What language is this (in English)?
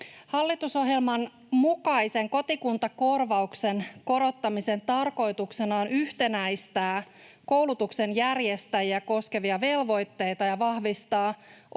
Finnish